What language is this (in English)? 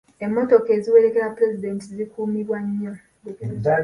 Ganda